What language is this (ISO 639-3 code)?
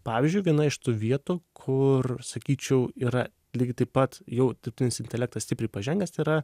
lit